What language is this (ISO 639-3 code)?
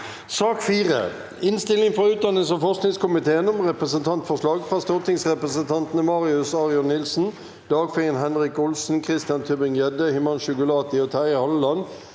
nor